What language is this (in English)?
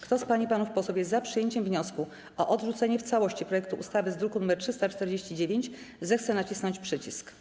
Polish